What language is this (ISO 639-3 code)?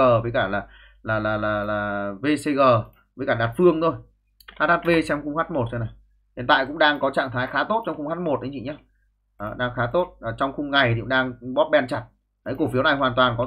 vie